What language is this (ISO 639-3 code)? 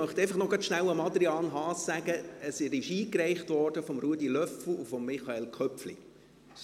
gsw